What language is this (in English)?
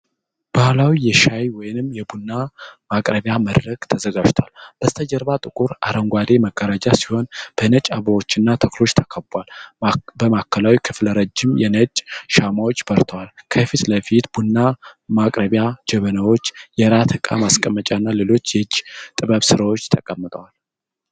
Amharic